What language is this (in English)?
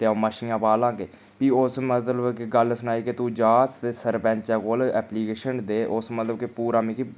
Dogri